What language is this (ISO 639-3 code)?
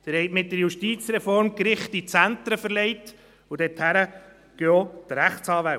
gsw